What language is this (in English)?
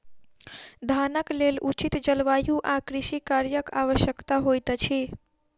Maithili